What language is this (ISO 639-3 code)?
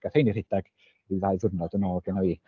cym